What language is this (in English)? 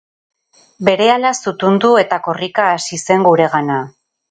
Basque